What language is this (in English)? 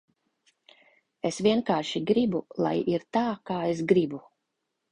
Latvian